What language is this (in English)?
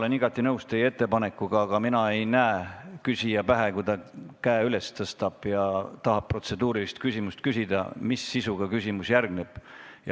Estonian